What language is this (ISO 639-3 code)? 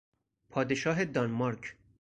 fas